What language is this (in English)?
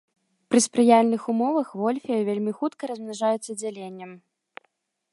Belarusian